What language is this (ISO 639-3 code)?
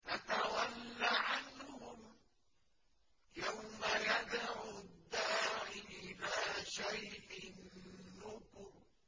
ara